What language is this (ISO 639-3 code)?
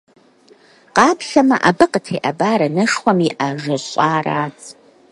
kbd